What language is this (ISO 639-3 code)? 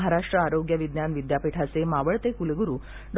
mar